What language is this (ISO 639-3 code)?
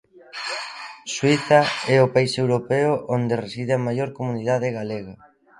glg